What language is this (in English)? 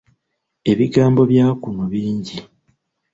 Ganda